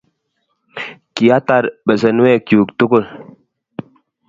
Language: Kalenjin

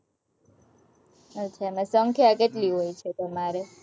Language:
Gujarati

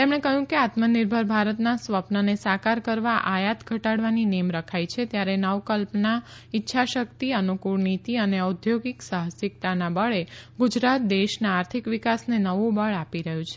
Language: Gujarati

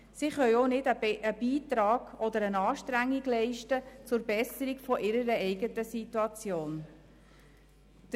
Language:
Swiss German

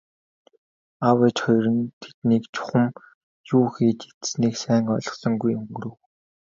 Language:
Mongolian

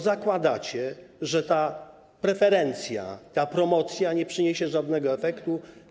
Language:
Polish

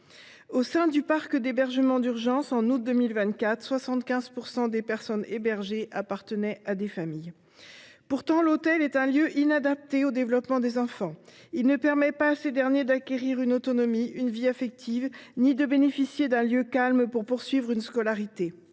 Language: French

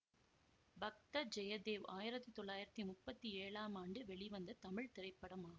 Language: Tamil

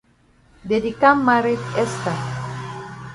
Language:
Cameroon Pidgin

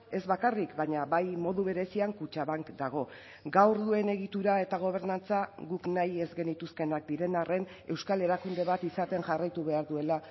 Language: Basque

